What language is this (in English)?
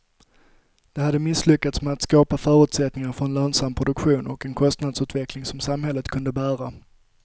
Swedish